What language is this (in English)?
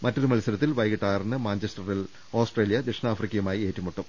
Malayalam